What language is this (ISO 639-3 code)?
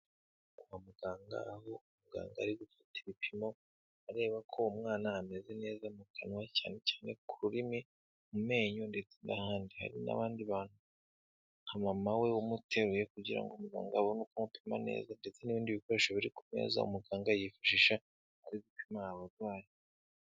kin